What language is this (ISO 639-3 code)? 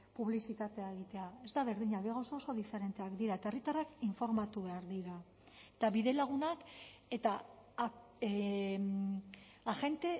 eus